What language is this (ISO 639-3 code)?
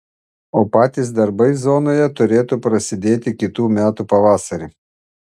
lit